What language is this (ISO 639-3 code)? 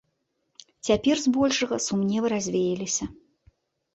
bel